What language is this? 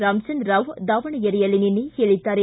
Kannada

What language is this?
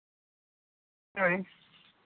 Santali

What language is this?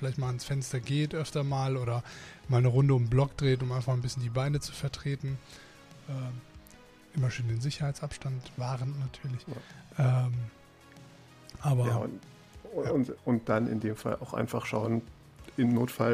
German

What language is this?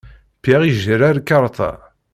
Kabyle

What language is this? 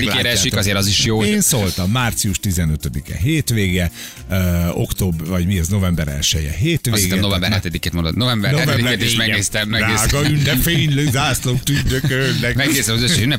Hungarian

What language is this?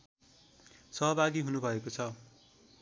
Nepali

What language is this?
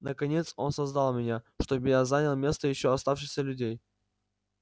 Russian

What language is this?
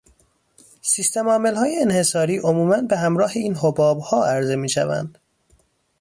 Persian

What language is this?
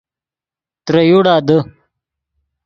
Yidgha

